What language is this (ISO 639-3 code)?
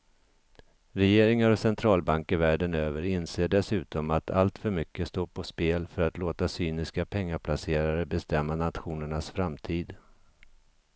swe